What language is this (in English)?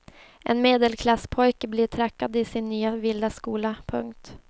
Swedish